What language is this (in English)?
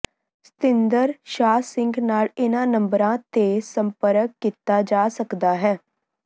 Punjabi